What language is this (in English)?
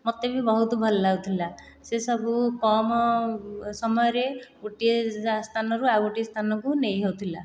Odia